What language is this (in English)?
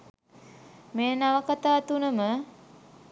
Sinhala